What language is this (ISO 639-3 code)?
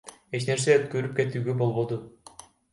kir